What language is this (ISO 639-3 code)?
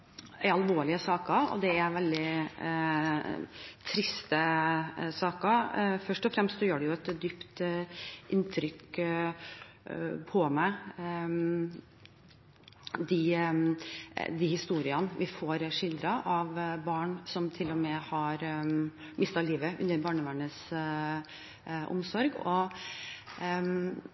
nob